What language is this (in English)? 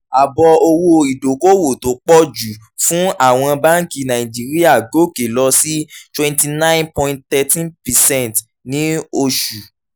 Yoruba